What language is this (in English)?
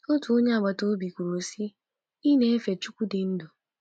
Igbo